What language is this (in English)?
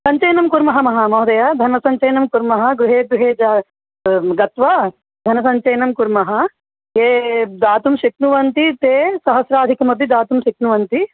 Sanskrit